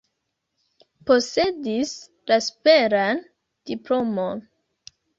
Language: Esperanto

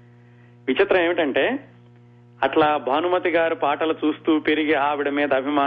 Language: Telugu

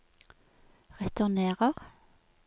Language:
Norwegian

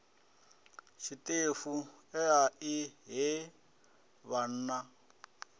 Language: Venda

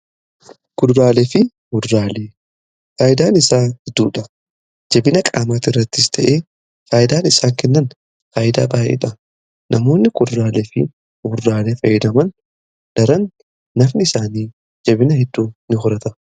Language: Oromo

